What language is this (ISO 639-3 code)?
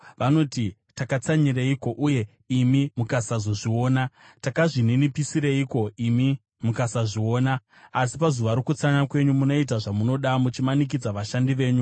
sna